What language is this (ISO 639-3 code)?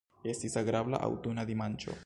epo